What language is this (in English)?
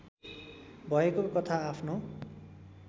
Nepali